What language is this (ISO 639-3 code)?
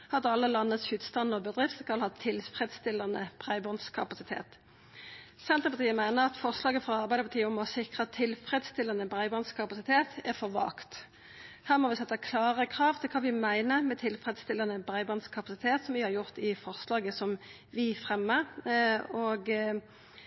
nno